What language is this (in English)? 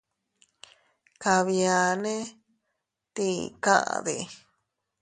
Teutila Cuicatec